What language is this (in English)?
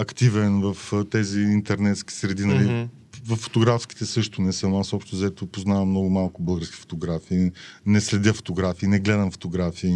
Bulgarian